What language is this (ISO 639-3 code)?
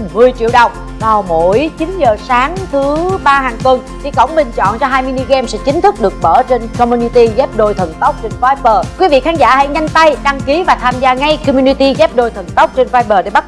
vie